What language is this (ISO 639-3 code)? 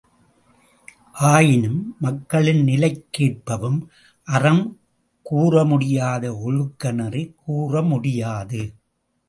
tam